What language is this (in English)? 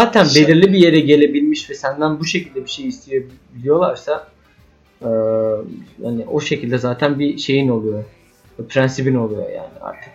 Turkish